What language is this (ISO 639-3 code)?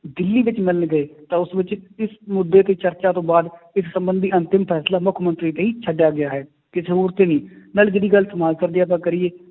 pan